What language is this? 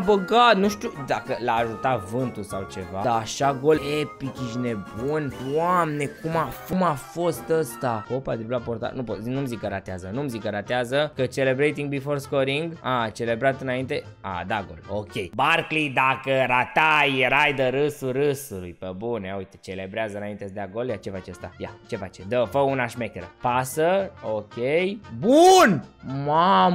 Romanian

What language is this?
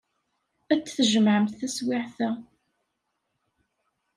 Kabyle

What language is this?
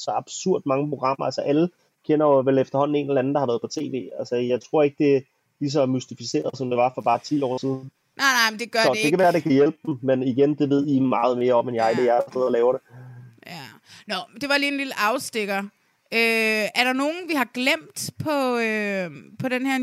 Danish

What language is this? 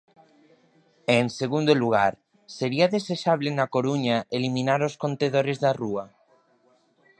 Galician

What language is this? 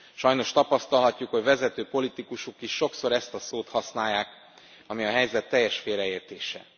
Hungarian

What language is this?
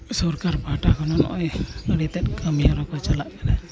Santali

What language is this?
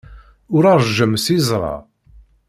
Kabyle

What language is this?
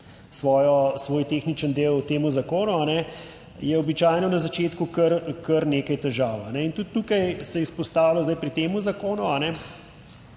Slovenian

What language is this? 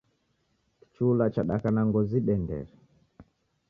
Taita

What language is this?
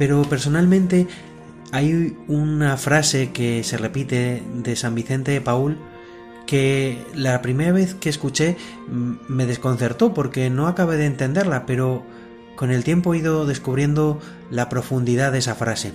Spanish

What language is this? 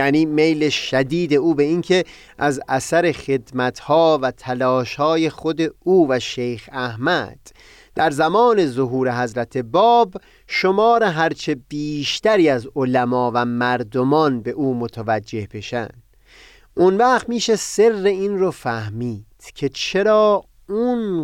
Persian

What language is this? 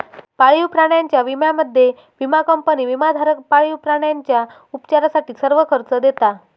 Marathi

